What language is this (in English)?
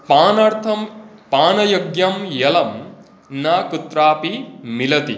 Sanskrit